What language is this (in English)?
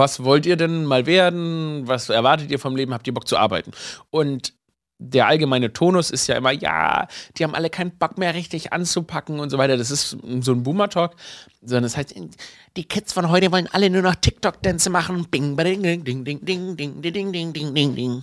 German